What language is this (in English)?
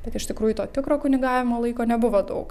Lithuanian